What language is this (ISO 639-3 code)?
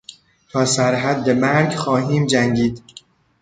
fas